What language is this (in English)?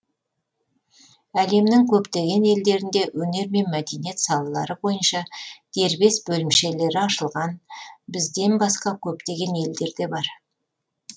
Kazakh